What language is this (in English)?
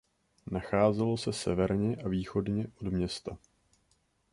Czech